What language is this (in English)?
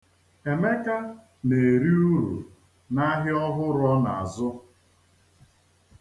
Igbo